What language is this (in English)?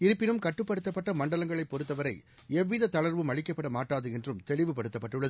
Tamil